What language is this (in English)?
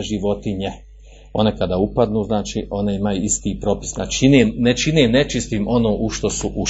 Croatian